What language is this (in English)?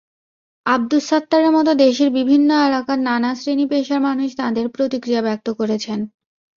Bangla